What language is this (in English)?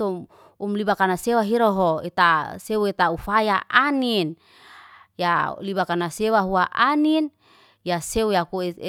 Liana-Seti